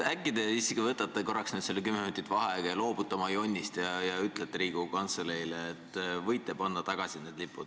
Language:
Estonian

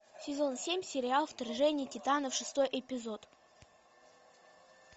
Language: Russian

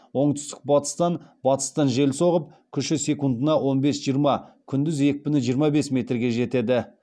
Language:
Kazakh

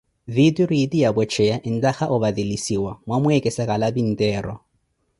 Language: Koti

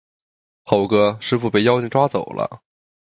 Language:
Chinese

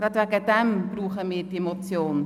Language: Swiss German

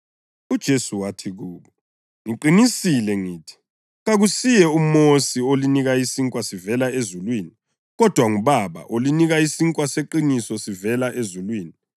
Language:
North Ndebele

